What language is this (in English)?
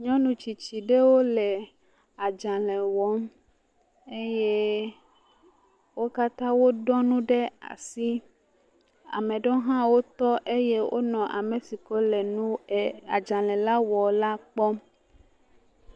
Ewe